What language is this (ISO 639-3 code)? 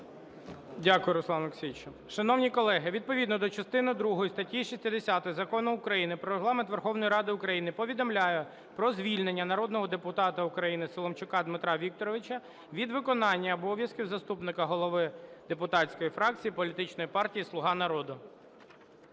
ukr